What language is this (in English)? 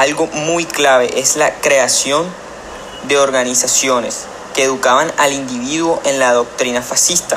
Spanish